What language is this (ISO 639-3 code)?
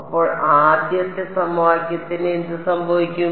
mal